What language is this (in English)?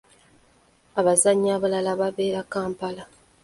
Ganda